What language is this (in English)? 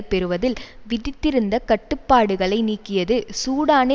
Tamil